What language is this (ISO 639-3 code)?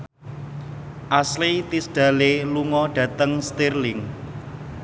jav